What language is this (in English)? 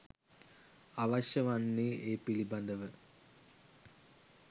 Sinhala